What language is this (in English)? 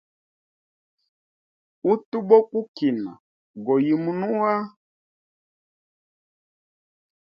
Hemba